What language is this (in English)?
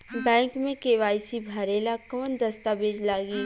Bhojpuri